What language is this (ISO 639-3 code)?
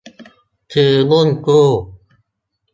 tha